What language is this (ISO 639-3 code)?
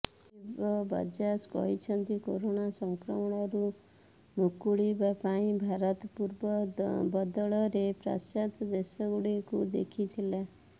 ori